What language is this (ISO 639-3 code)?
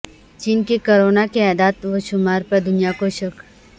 urd